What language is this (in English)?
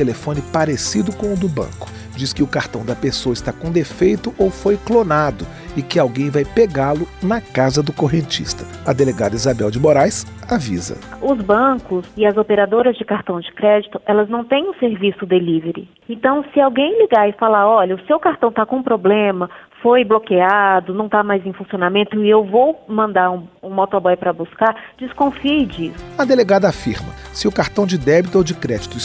Portuguese